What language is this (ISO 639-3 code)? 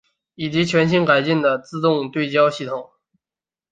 zho